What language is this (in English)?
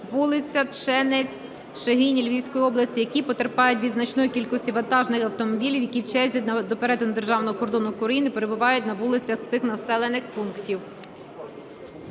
Ukrainian